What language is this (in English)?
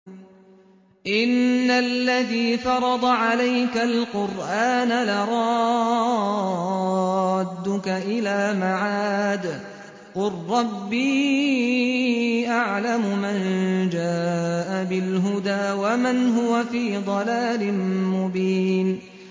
Arabic